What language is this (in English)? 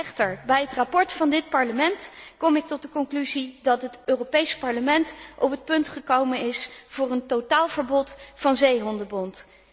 Dutch